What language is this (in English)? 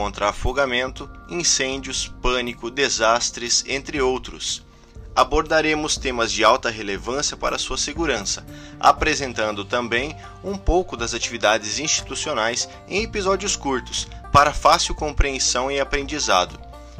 Portuguese